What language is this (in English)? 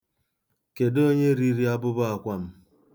Igbo